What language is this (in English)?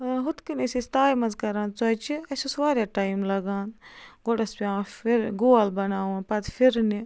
Kashmiri